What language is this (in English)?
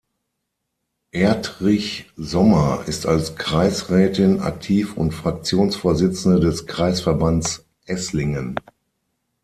German